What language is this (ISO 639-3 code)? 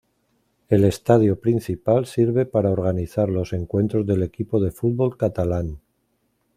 spa